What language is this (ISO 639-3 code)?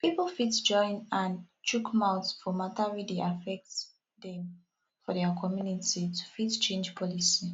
pcm